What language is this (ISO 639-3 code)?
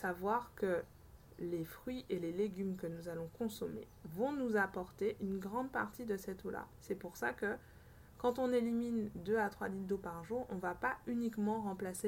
fra